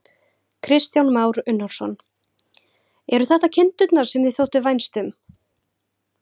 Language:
Icelandic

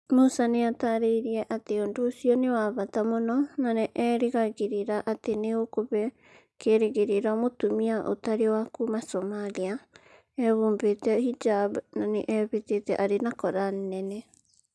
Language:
Kikuyu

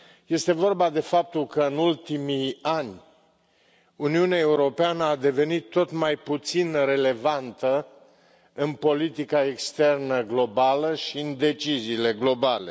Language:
Romanian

